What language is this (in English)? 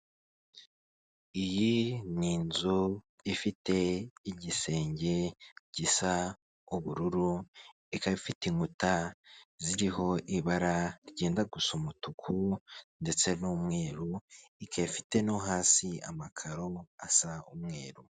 Kinyarwanda